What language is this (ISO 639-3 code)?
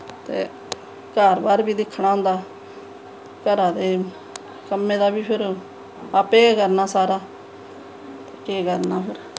doi